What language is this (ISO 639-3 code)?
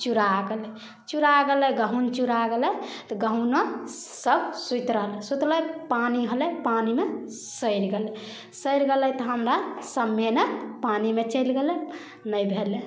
mai